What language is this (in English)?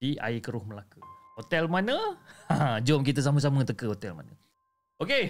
Malay